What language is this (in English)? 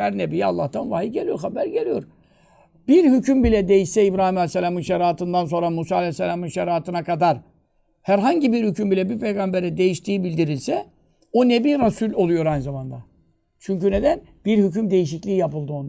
Turkish